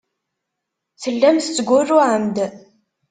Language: Kabyle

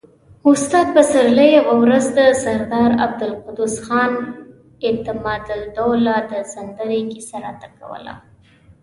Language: Pashto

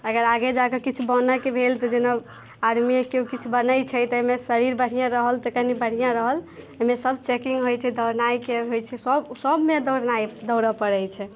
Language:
Maithili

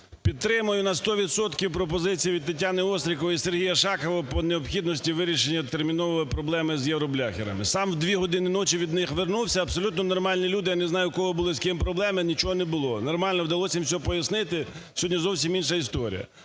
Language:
Ukrainian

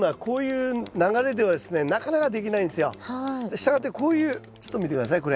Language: Japanese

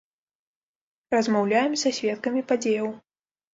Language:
Belarusian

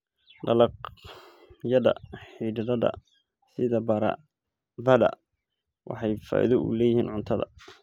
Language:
Somali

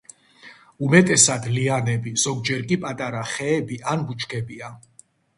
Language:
Georgian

